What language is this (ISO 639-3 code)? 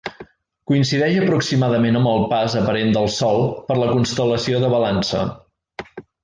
cat